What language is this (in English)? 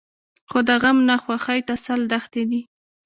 Pashto